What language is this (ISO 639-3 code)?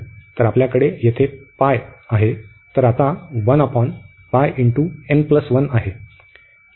mar